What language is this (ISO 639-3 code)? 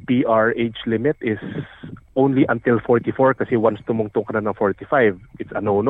fil